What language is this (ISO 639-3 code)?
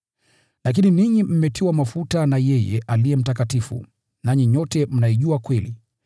swa